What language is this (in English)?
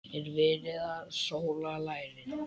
Icelandic